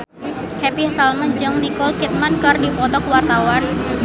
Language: Sundanese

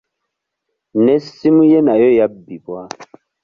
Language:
Ganda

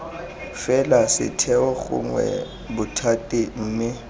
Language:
Tswana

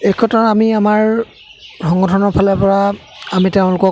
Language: Assamese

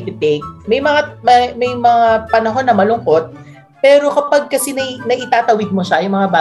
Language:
Filipino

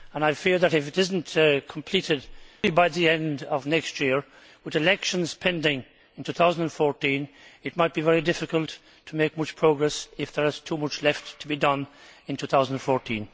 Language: English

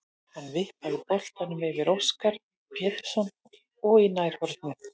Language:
Icelandic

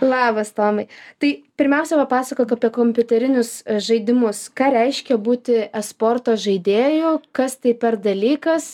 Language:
Lithuanian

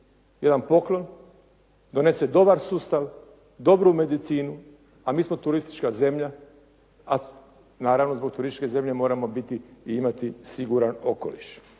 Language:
Croatian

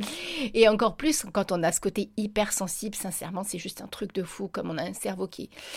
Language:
French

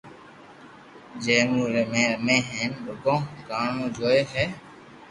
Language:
Loarki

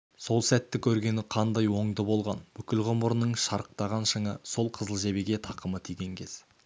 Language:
Kazakh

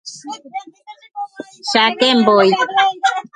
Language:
Guarani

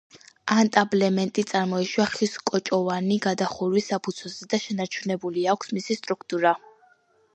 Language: Georgian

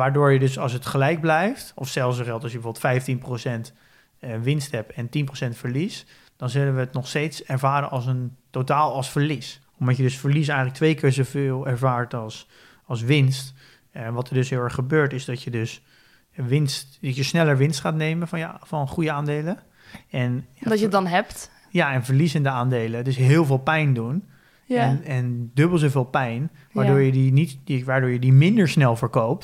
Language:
Dutch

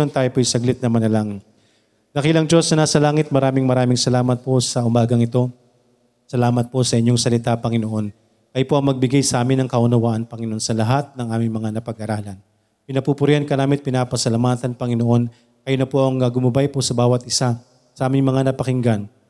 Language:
Filipino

